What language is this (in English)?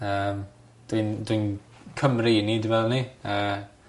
Welsh